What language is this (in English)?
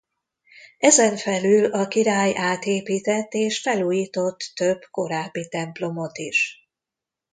Hungarian